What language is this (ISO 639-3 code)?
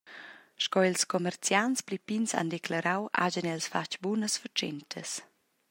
roh